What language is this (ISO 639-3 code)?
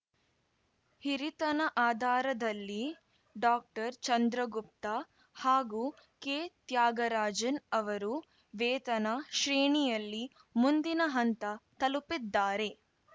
kan